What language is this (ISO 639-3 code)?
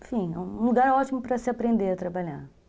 por